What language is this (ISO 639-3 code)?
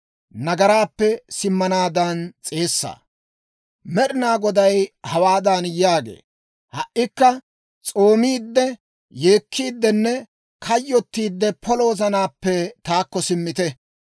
dwr